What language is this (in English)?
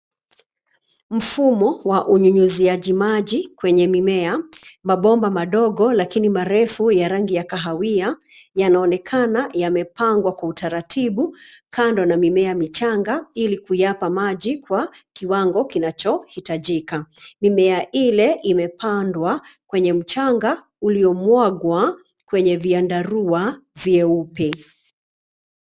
Swahili